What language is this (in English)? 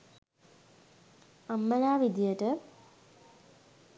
Sinhala